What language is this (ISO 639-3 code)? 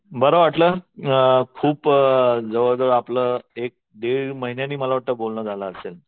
mar